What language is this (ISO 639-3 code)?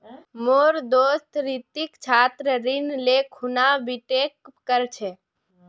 mag